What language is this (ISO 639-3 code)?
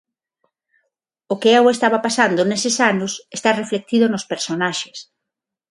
glg